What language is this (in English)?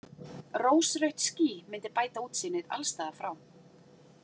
Icelandic